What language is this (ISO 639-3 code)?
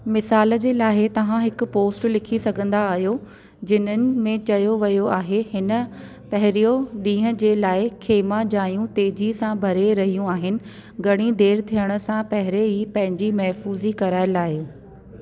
snd